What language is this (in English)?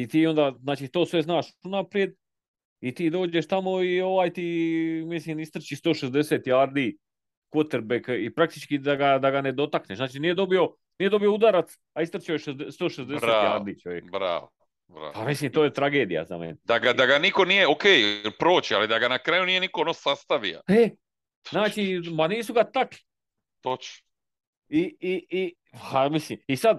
Croatian